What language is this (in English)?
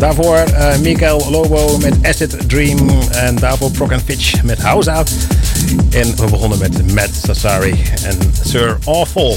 Dutch